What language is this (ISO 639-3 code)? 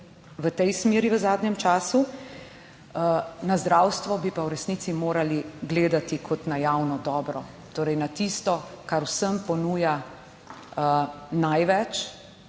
slv